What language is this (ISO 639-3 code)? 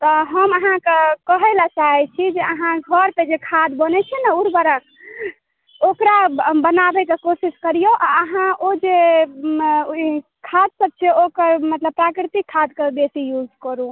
mai